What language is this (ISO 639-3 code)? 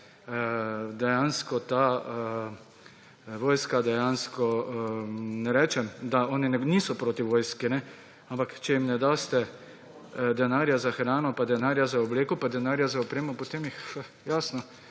slv